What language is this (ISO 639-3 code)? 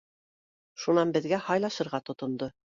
bak